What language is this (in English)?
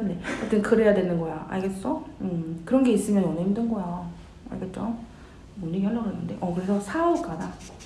Korean